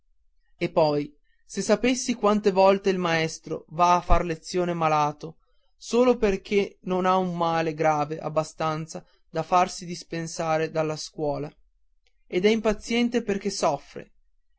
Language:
Italian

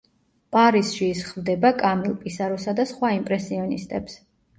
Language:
Georgian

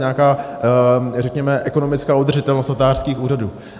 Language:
Czech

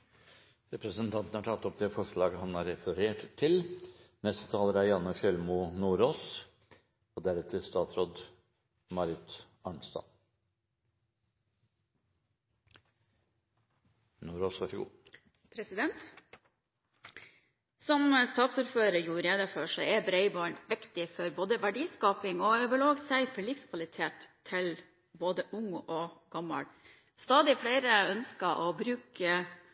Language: Norwegian Bokmål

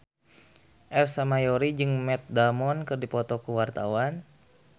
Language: Sundanese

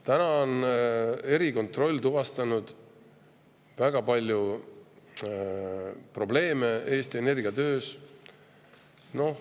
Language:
Estonian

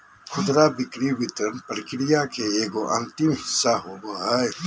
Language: Magahi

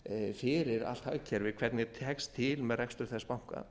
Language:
Icelandic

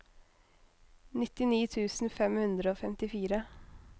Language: Norwegian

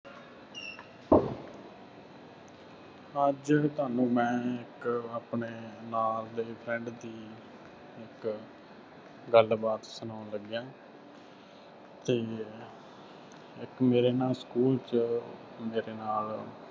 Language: Punjabi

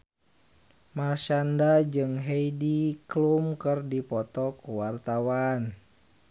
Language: Sundanese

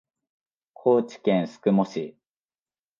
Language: Japanese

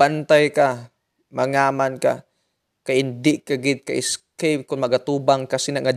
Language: Filipino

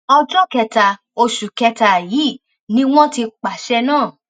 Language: Yoruba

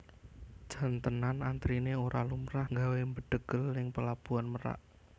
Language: Javanese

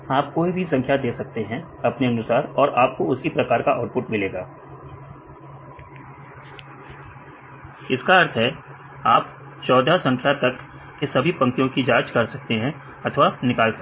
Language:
Hindi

